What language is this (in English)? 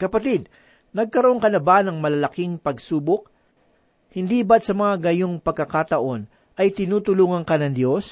Filipino